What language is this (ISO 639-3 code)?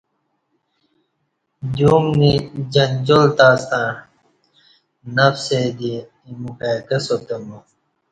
bsh